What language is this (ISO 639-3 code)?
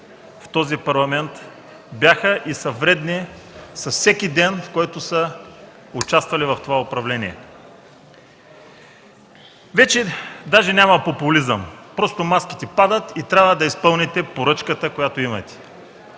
bul